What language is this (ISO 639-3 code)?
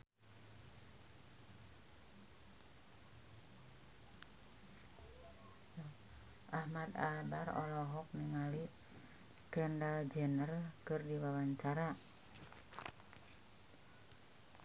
sun